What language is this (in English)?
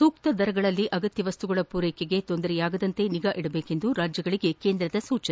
Kannada